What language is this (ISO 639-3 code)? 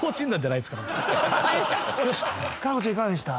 jpn